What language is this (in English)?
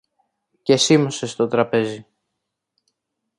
Greek